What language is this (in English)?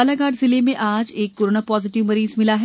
Hindi